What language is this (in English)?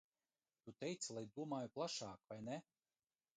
Latvian